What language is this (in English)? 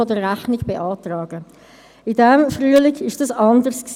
Swiss German